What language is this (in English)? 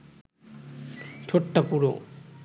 Bangla